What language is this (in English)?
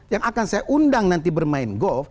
Indonesian